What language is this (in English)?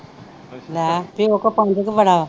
Punjabi